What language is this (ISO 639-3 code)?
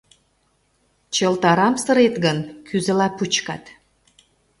chm